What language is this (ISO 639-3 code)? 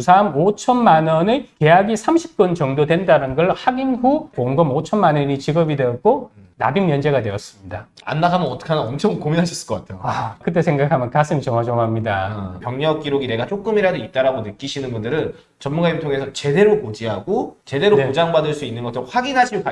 kor